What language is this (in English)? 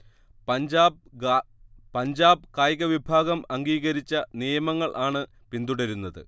Malayalam